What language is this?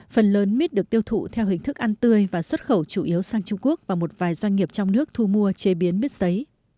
Vietnamese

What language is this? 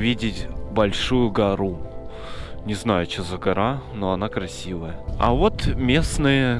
Russian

